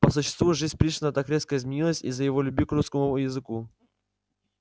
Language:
Russian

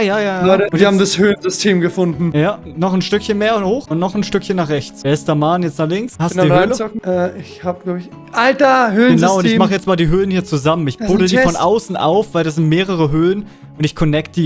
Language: German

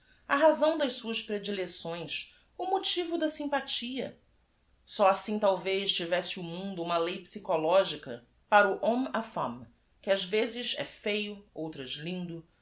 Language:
Portuguese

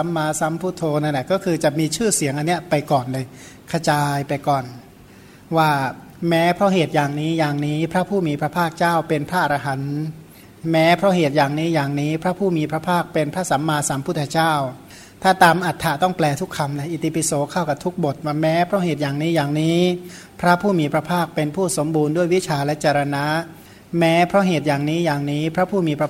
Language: Thai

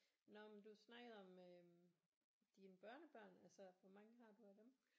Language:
Danish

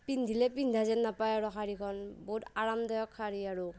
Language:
Assamese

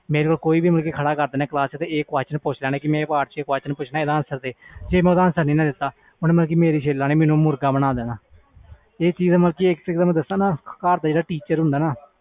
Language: Punjabi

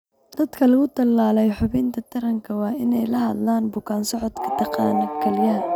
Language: Somali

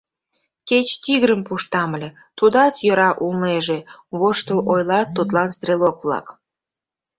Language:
Mari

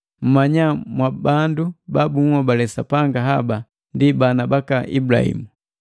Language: Matengo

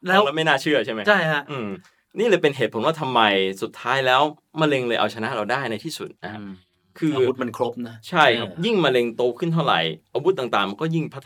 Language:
Thai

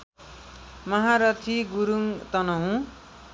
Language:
Nepali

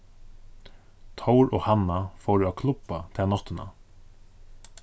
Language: Faroese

